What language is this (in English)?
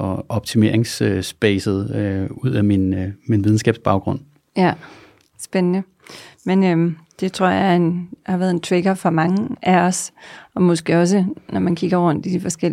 Danish